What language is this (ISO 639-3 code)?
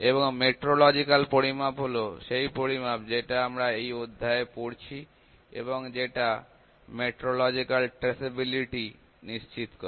ben